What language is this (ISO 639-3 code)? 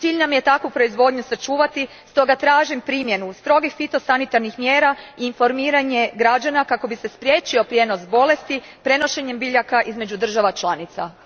hrv